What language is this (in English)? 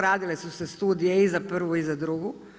Croatian